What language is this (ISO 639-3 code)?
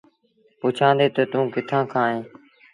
sbn